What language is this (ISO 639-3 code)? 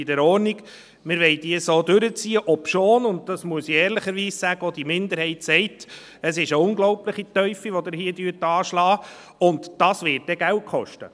gsw